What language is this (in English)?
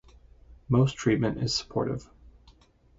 English